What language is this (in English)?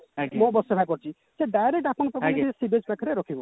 Odia